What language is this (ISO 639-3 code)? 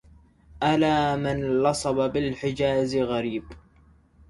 ara